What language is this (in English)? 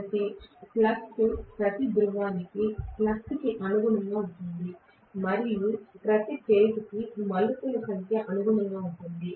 Telugu